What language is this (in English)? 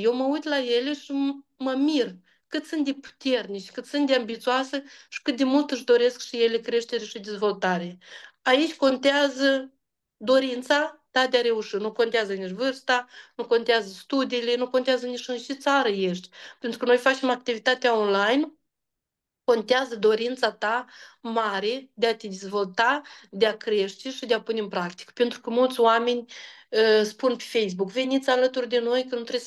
Romanian